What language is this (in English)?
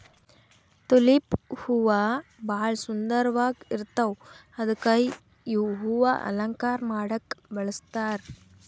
Kannada